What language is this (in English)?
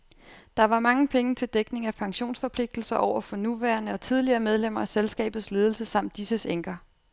Danish